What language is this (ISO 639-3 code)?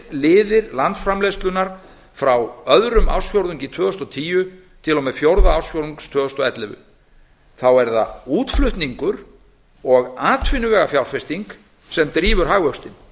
isl